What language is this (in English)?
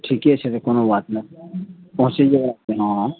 Maithili